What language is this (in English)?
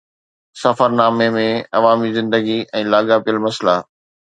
Sindhi